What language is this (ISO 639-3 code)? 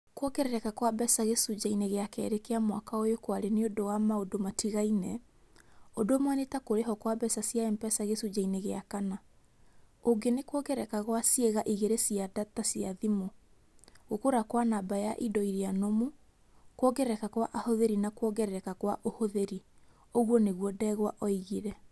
kik